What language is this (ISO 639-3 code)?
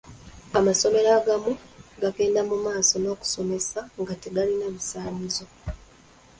lug